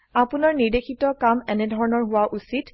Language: Assamese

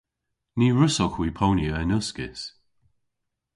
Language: Cornish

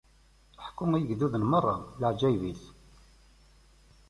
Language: Kabyle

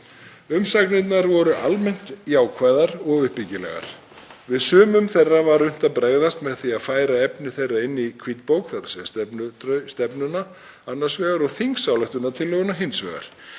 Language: Icelandic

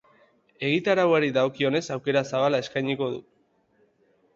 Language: Basque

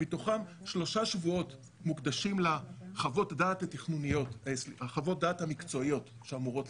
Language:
Hebrew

